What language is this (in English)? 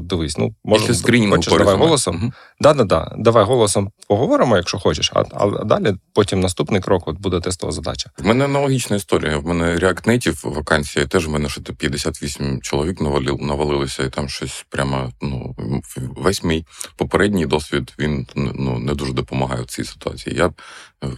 Ukrainian